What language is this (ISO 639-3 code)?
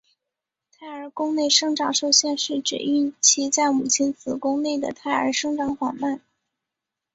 zho